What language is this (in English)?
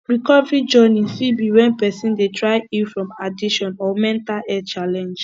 Nigerian Pidgin